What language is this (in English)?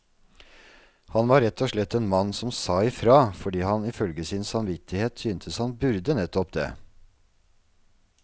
Norwegian